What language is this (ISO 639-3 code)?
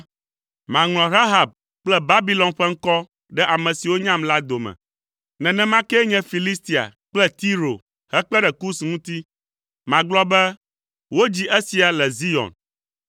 ewe